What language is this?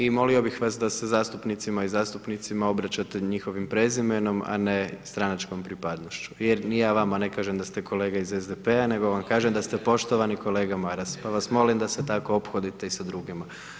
Croatian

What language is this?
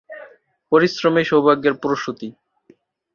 Bangla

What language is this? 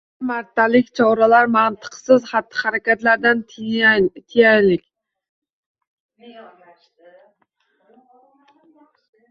Uzbek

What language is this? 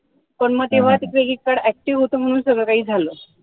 Marathi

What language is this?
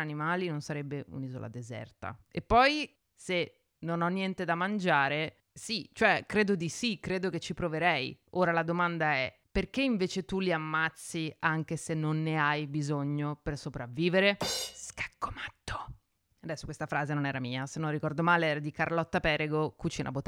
Italian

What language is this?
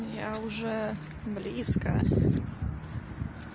Russian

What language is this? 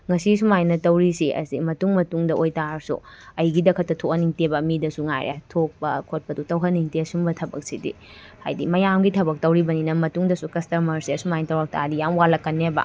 Manipuri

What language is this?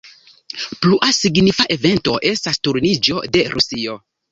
Esperanto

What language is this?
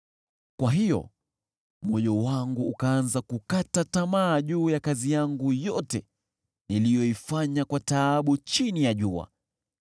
Swahili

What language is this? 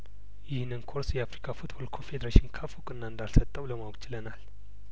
Amharic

